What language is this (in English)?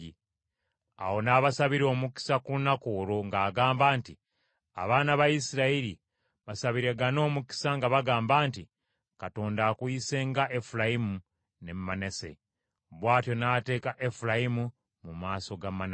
Ganda